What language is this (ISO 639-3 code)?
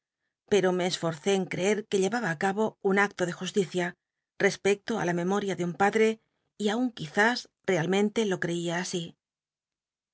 spa